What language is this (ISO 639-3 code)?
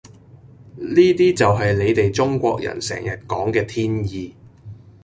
yue